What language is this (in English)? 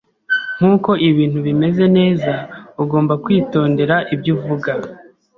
Kinyarwanda